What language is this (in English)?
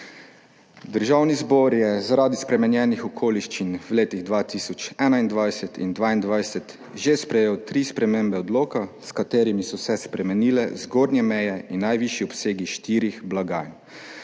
Slovenian